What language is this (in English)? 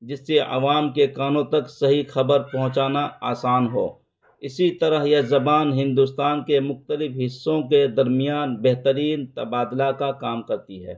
Urdu